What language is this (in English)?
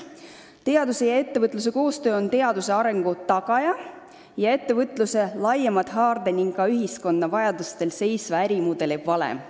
Estonian